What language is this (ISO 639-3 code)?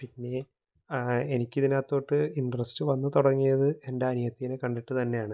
mal